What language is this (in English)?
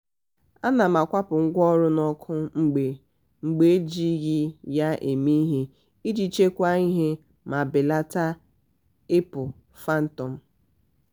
Igbo